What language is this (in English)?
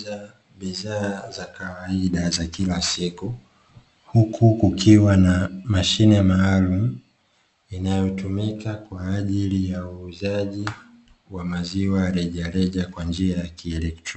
Swahili